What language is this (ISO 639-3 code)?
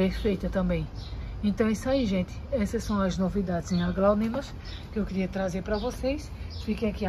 por